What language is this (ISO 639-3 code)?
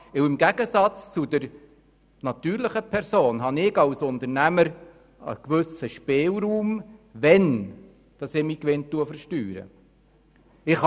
gsw